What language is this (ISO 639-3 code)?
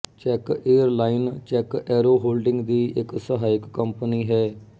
pan